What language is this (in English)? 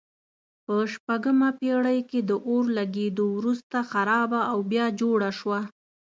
Pashto